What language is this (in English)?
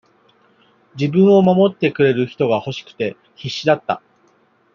Japanese